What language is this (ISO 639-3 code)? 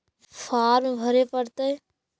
mag